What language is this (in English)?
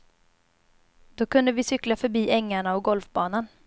Swedish